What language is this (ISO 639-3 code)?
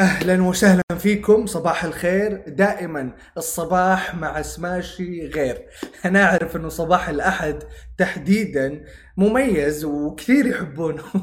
ara